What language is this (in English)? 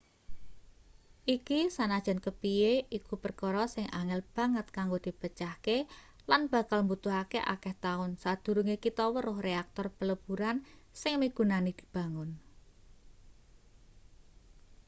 Javanese